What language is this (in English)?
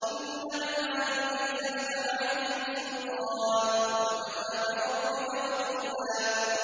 Arabic